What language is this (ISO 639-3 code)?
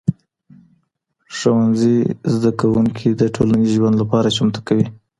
pus